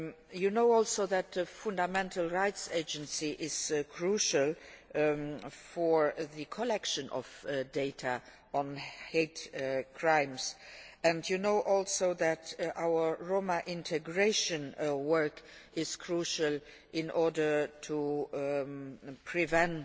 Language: English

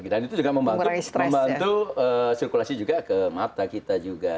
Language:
Indonesian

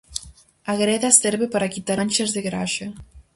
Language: Galician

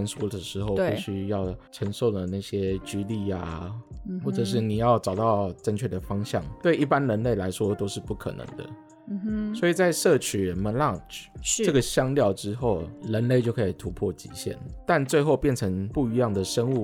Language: Chinese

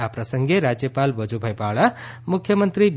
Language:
Gujarati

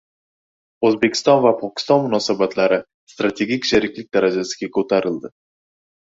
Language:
Uzbek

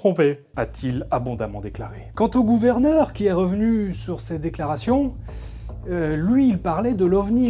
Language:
French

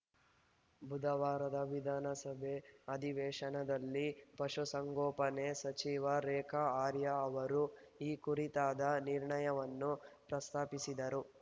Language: Kannada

